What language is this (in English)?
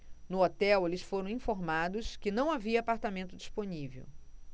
Portuguese